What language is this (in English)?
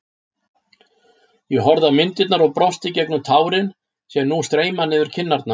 Icelandic